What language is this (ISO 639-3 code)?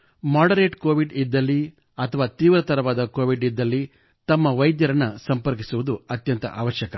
kan